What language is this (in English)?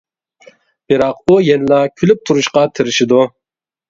Uyghur